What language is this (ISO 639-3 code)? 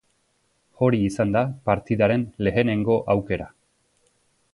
eus